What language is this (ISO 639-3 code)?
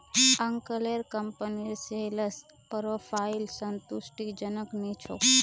mag